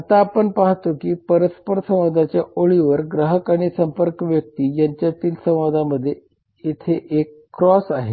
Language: Marathi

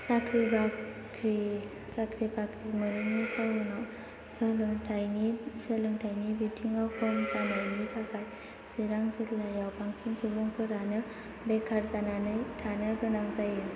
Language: Bodo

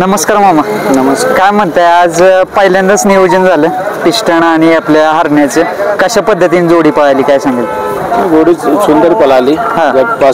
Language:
Marathi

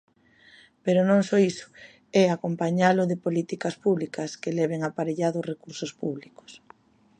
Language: Galician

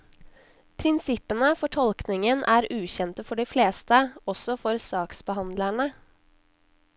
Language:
Norwegian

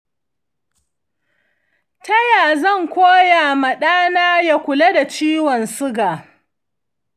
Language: Hausa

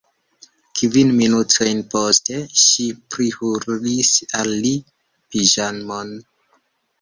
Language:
Esperanto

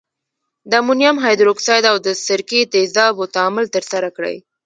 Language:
Pashto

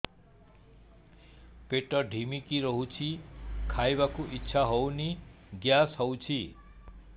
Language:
Odia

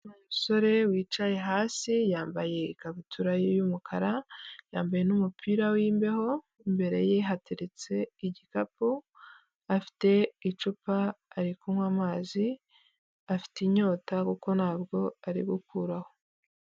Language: Kinyarwanda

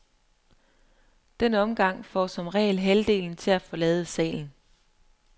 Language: Danish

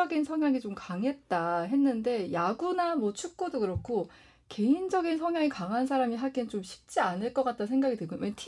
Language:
Korean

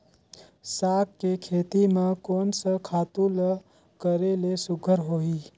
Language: Chhattisgarhi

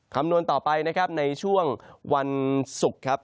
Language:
Thai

